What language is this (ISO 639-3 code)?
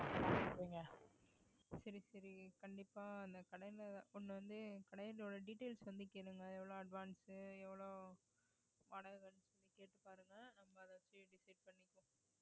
tam